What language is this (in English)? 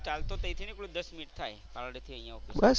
Gujarati